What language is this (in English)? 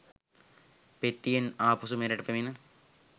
Sinhala